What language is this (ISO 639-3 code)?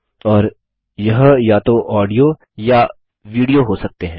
hin